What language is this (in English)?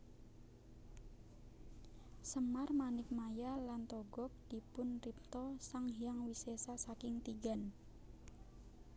Javanese